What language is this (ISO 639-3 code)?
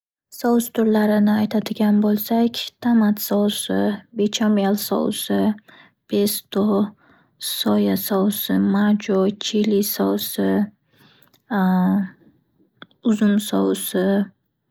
uzb